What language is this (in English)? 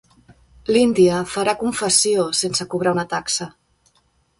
Catalan